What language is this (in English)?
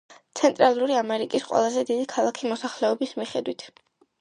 Georgian